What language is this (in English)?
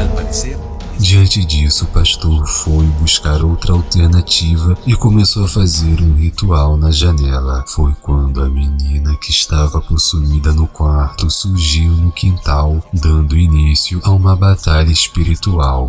Portuguese